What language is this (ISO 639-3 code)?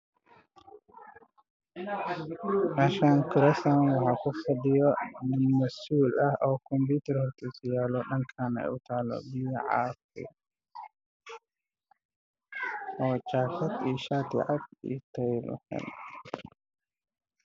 som